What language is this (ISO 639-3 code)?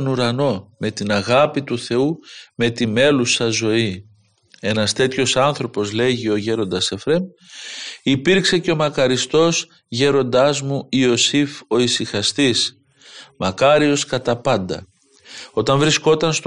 ell